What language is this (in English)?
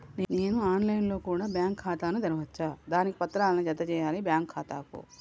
Telugu